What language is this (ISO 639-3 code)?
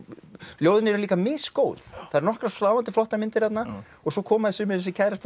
isl